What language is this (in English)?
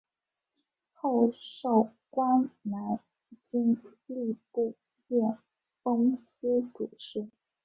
Chinese